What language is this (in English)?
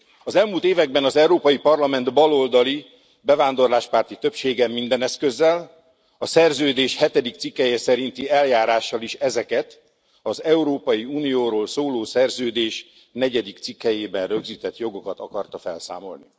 Hungarian